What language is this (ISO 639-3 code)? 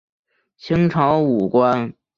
zho